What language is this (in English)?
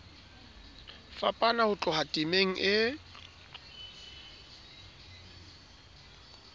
Southern Sotho